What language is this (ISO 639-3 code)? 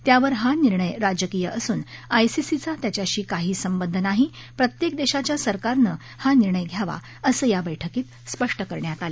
mar